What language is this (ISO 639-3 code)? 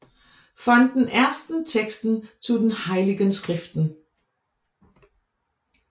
dan